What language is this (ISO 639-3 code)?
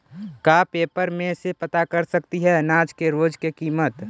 mag